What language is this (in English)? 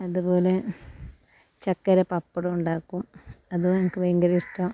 Malayalam